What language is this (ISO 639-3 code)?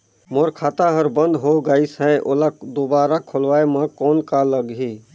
hne